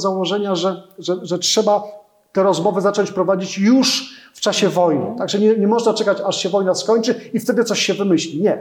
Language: Polish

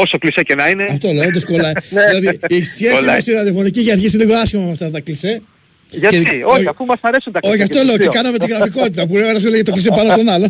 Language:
Greek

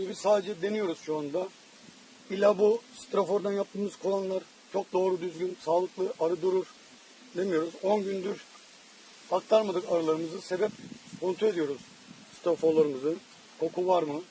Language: Turkish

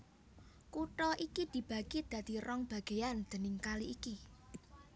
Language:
Javanese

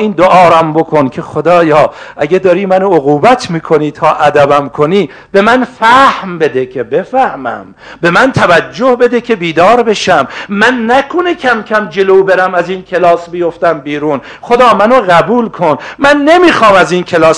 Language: Persian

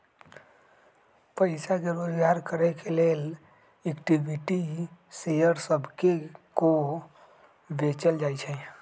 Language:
Magahi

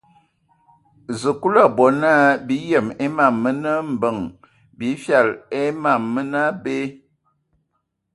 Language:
Ewondo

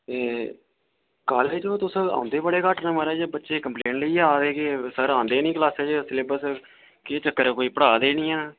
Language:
Dogri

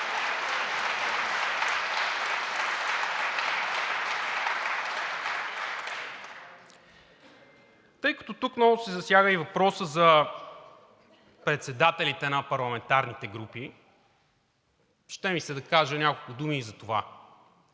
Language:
Bulgarian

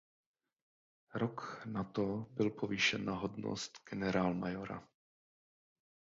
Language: Czech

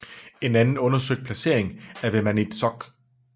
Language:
Danish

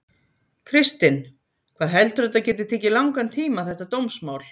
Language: Icelandic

